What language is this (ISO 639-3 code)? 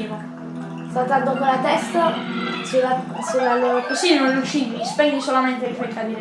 ita